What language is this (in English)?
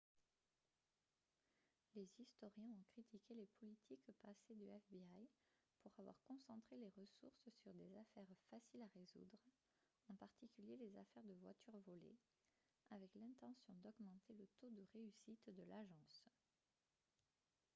French